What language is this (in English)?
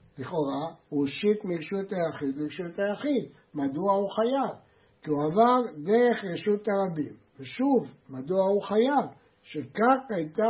Hebrew